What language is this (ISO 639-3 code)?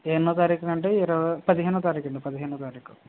tel